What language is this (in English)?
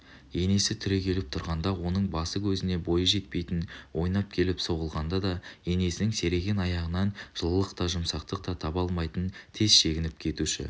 Kazakh